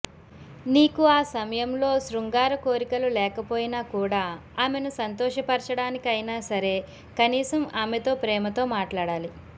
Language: Telugu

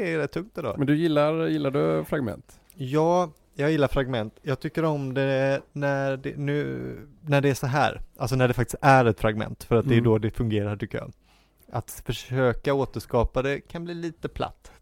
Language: Swedish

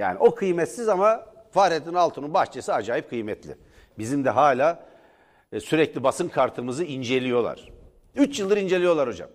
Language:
Turkish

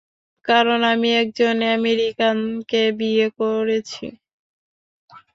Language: Bangla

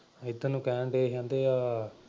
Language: Punjabi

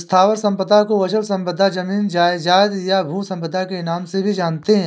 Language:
Hindi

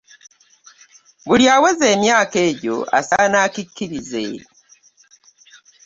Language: Ganda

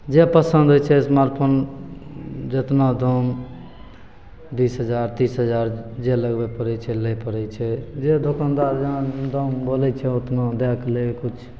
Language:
Maithili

